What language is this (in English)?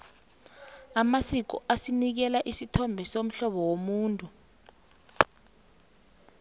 South Ndebele